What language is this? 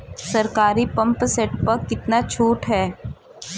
Bhojpuri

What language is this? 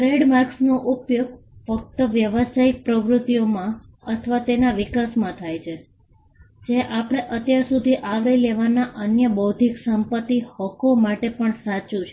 Gujarati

